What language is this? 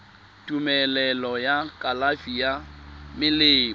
Tswana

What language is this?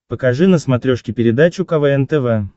Russian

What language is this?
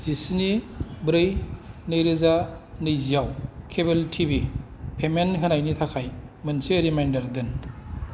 Bodo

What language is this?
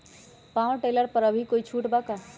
Magahi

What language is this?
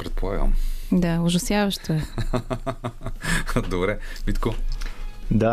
Bulgarian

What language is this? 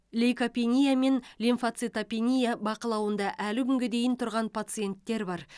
Kazakh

